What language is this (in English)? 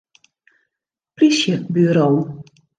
Western Frisian